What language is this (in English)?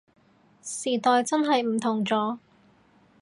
Cantonese